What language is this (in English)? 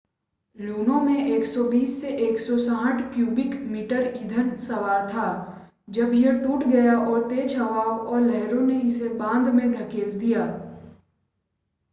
Hindi